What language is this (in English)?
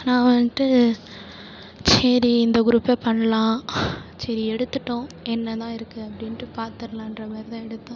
Tamil